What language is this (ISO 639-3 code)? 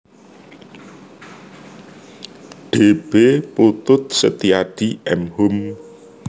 jav